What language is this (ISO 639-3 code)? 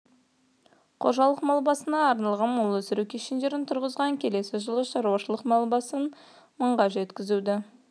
kaz